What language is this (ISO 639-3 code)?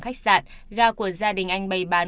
vie